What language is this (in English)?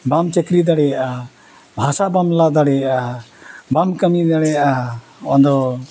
Santali